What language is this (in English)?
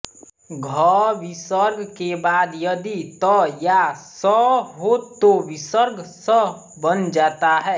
Hindi